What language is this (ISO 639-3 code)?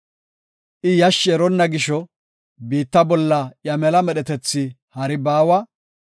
gof